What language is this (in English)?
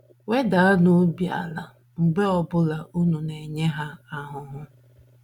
Igbo